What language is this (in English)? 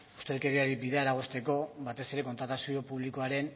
Basque